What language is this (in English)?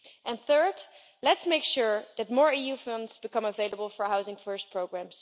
English